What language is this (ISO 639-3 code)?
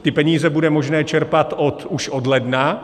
ces